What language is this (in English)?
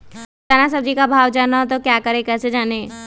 Magahi